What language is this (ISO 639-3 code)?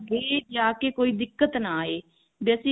pan